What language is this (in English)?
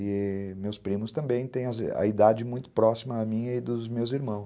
Portuguese